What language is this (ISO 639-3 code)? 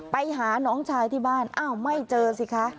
tha